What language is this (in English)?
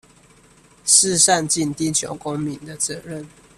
Chinese